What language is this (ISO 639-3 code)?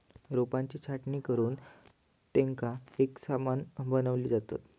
mar